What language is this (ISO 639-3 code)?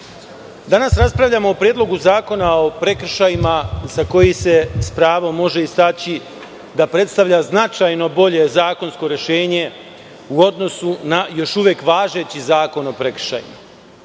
srp